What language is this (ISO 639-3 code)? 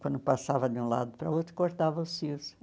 por